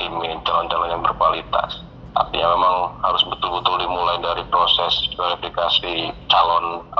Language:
Indonesian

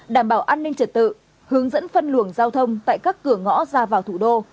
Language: Vietnamese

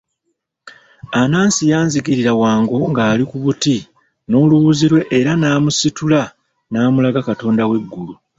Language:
Ganda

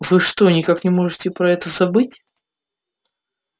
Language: Russian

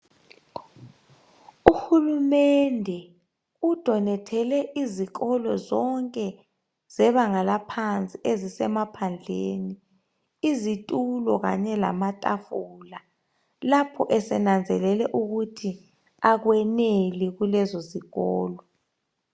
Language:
North Ndebele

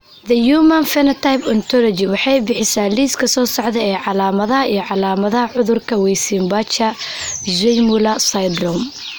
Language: Somali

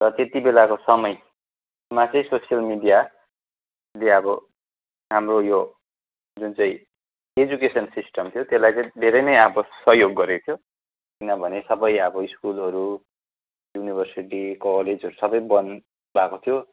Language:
Nepali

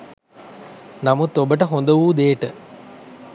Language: Sinhala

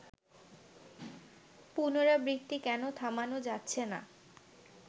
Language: Bangla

